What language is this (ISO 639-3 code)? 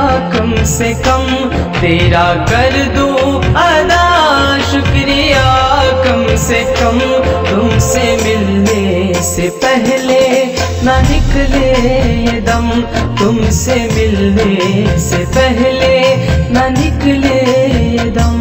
hin